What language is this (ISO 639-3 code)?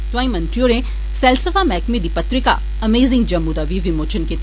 doi